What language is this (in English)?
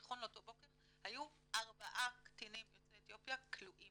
Hebrew